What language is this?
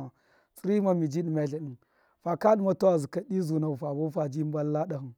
Miya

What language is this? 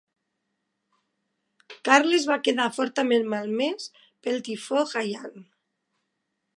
Catalan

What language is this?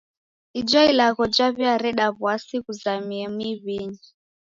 Taita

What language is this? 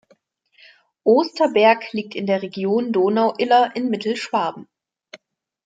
German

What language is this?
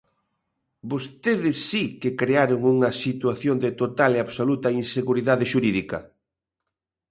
Galician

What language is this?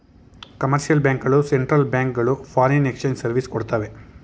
Kannada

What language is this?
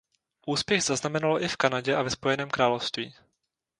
Czech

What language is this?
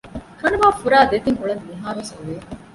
Divehi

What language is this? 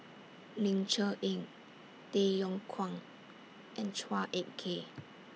English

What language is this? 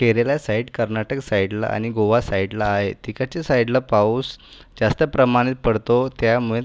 Marathi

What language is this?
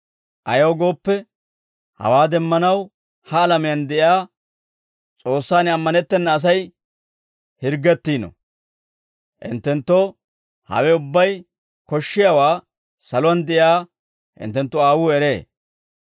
Dawro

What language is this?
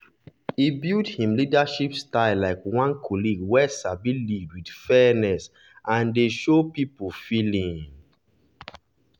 Nigerian Pidgin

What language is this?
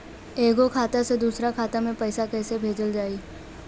Bhojpuri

